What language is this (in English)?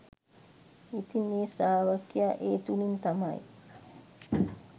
Sinhala